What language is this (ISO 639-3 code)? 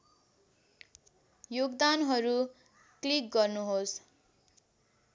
nep